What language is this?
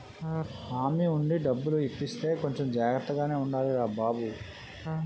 Telugu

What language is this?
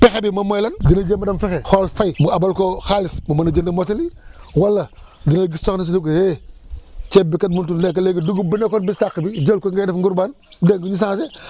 Wolof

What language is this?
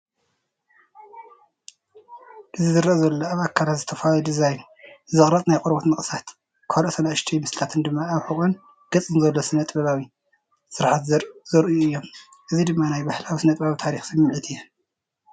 Tigrinya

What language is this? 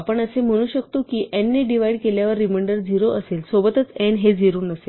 Marathi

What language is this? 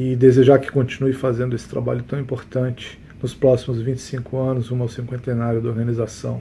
Portuguese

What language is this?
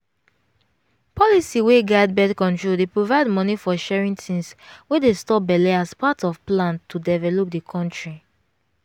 Nigerian Pidgin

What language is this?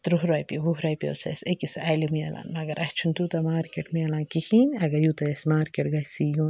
Kashmiri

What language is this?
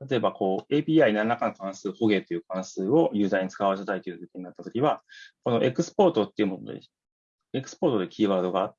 Japanese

